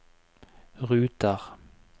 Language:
Norwegian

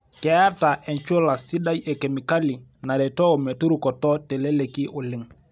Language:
Masai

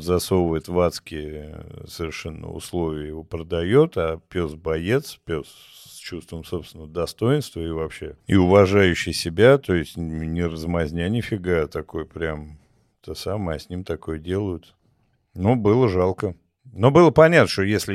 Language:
Russian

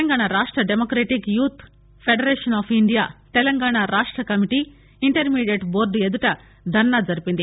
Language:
Telugu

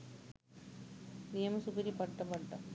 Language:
Sinhala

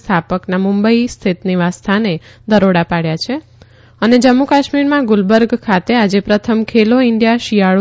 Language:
Gujarati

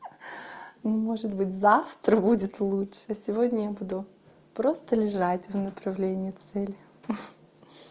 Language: Russian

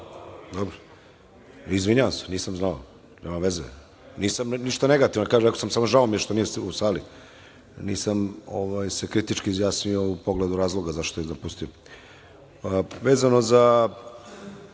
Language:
Serbian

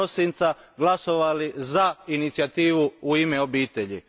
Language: Croatian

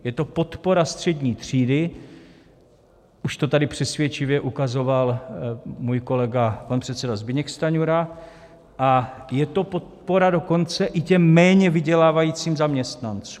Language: Czech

